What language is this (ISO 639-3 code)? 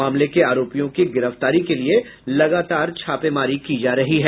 hin